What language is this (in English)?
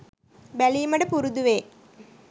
Sinhala